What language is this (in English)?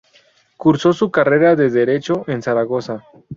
Spanish